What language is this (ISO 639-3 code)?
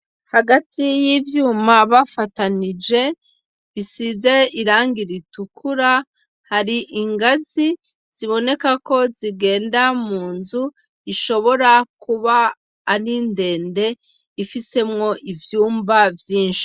run